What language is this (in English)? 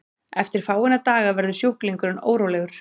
Icelandic